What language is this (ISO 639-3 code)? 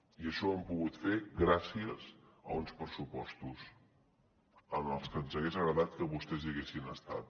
cat